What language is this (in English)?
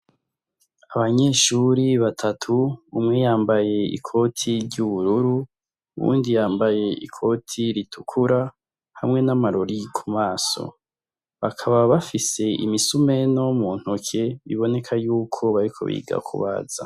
Rundi